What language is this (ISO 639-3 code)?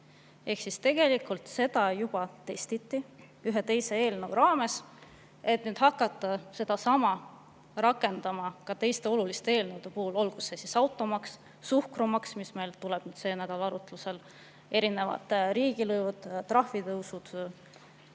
est